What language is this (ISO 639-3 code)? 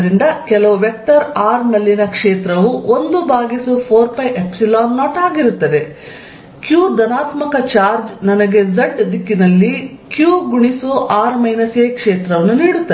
kan